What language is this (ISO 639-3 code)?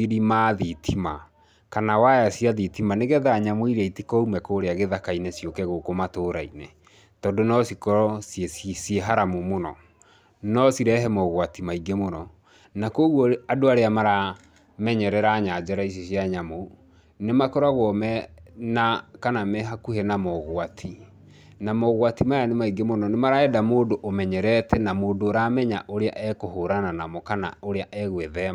kik